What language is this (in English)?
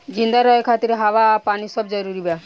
Bhojpuri